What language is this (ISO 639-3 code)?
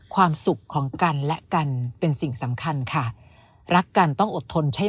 tha